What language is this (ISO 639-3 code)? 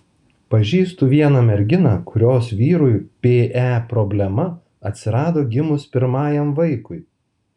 lit